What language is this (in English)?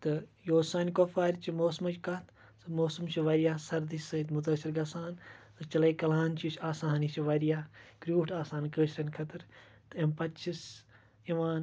Kashmiri